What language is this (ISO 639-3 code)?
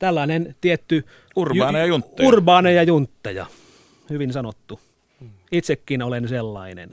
fin